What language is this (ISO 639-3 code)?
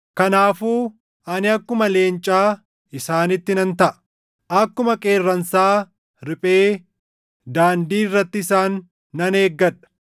orm